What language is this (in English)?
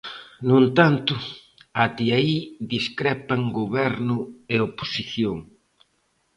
Galician